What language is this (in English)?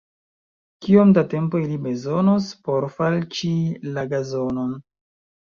Esperanto